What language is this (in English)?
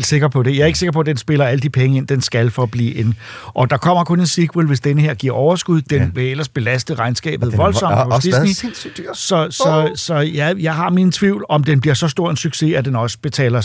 Danish